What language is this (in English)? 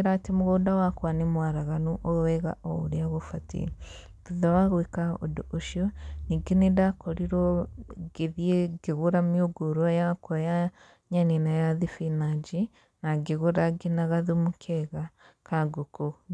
Kikuyu